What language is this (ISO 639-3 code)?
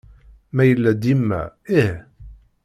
kab